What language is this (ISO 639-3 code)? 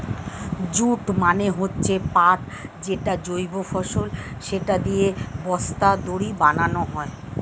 ben